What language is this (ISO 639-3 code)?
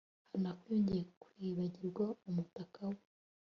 kin